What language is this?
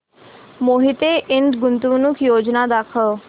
Marathi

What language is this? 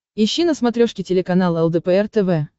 Russian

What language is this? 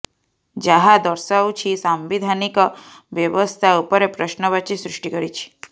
Odia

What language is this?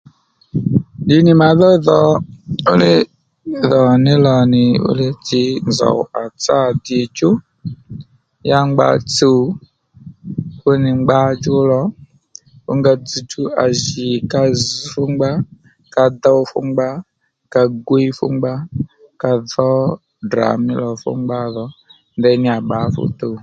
Lendu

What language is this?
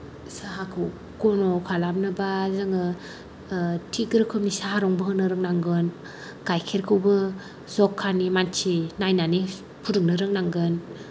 Bodo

